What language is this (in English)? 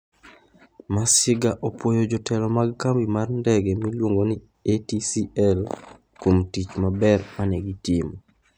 Luo (Kenya and Tanzania)